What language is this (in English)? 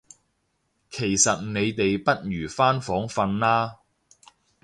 Cantonese